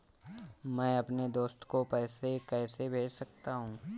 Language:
Hindi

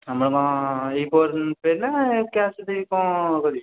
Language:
Odia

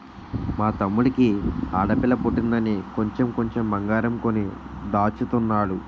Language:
Telugu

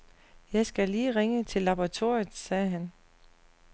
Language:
Danish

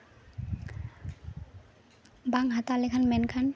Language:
Santali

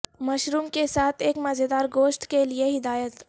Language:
Urdu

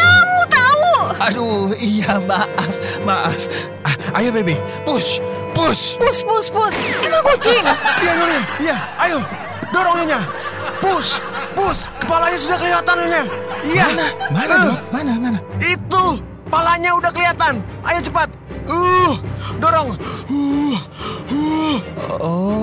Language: Indonesian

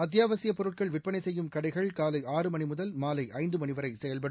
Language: Tamil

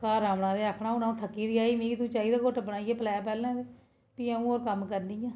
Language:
Dogri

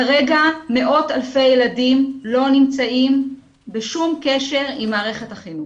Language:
Hebrew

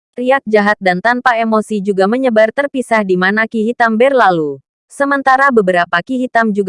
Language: Indonesian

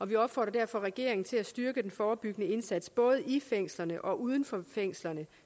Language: Danish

